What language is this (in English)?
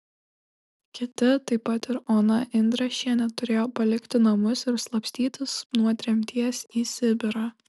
Lithuanian